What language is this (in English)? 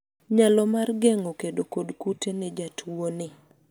Luo (Kenya and Tanzania)